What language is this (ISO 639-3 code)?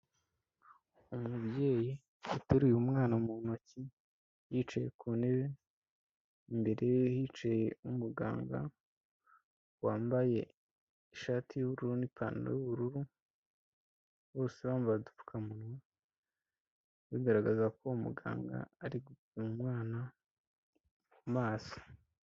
kin